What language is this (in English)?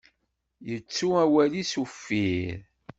Kabyle